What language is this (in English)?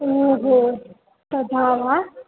Sanskrit